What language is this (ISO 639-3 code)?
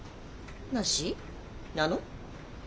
jpn